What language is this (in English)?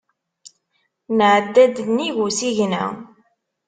Kabyle